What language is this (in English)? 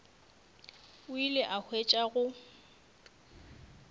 Northern Sotho